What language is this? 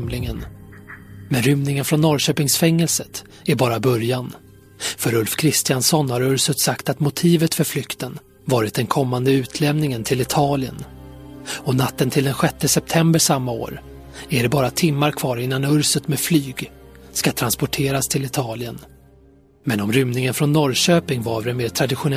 Swedish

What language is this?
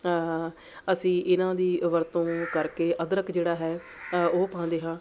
Punjabi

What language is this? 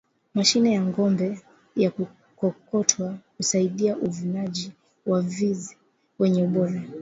Swahili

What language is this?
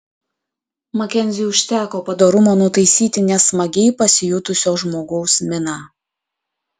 Lithuanian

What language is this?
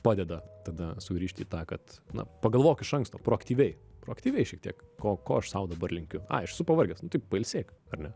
Lithuanian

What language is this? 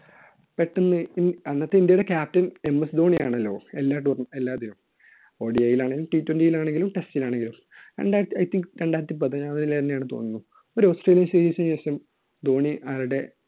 Malayalam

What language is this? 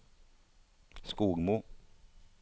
Norwegian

